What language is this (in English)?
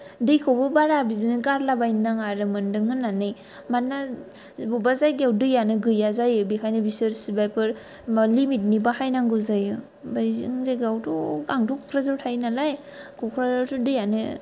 Bodo